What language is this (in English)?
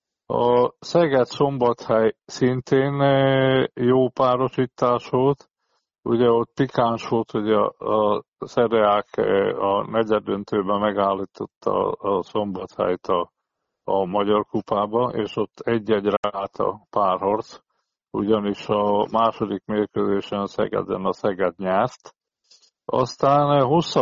Hungarian